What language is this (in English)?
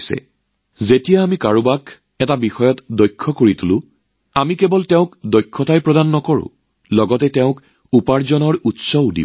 Assamese